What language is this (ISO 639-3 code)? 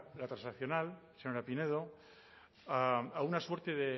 spa